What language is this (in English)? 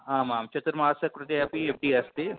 Sanskrit